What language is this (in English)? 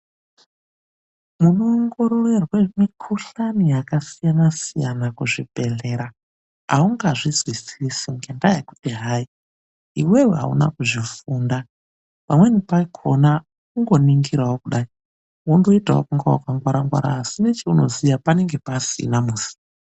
Ndau